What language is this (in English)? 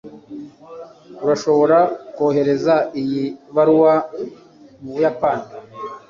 Kinyarwanda